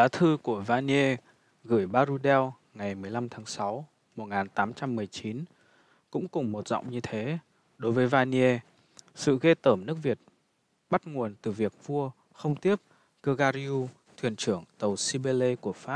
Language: Vietnamese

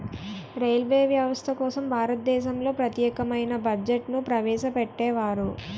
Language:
Telugu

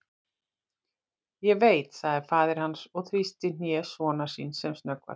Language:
Icelandic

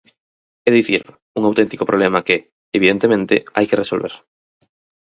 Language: Galician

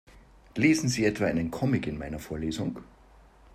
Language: German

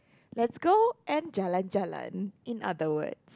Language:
English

